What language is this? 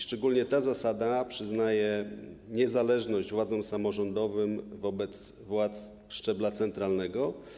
Polish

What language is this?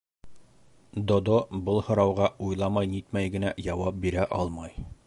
Bashkir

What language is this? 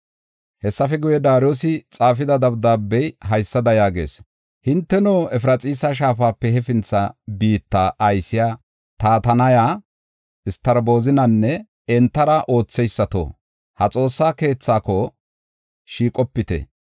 Gofa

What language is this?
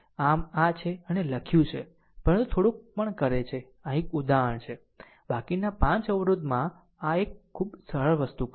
Gujarati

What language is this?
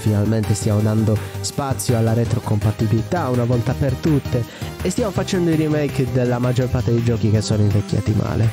Italian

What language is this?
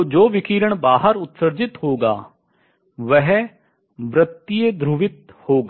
Hindi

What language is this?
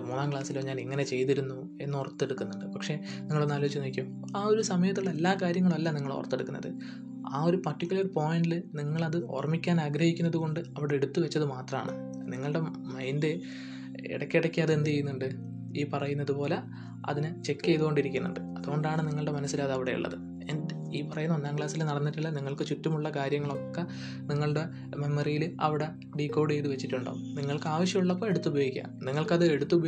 Malayalam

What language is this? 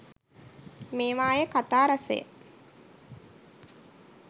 Sinhala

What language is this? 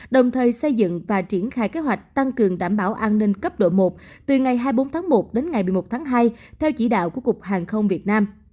Vietnamese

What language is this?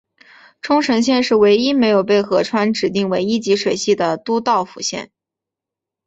Chinese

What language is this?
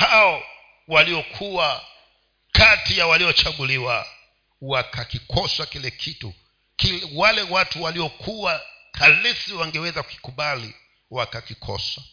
Swahili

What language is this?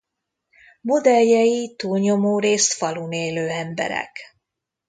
Hungarian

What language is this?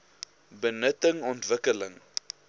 Afrikaans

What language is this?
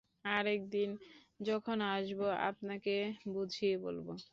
Bangla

